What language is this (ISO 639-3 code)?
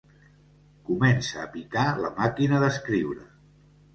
cat